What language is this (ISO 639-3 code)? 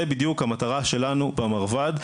heb